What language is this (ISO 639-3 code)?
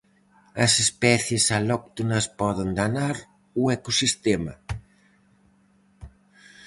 glg